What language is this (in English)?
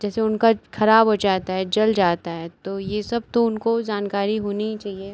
Hindi